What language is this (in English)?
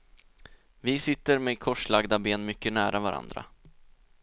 Swedish